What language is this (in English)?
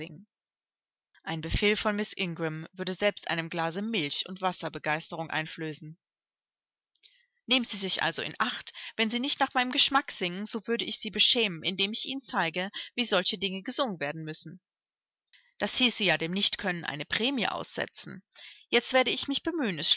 German